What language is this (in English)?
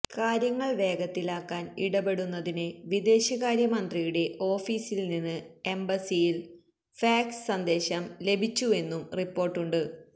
Malayalam